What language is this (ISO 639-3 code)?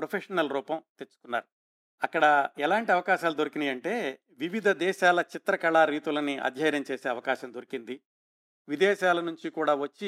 tel